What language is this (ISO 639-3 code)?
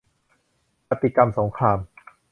tha